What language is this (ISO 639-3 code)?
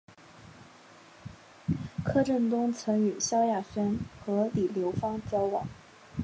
zho